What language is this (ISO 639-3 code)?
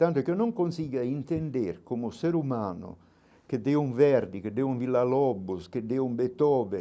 por